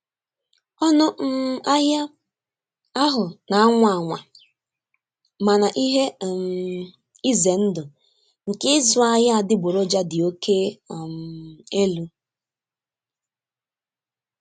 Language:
Igbo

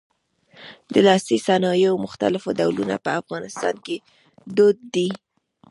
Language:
Pashto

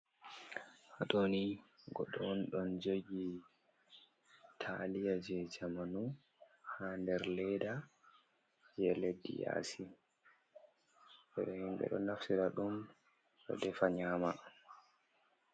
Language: Fula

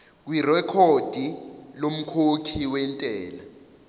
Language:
Zulu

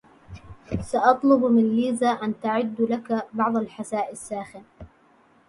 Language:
Arabic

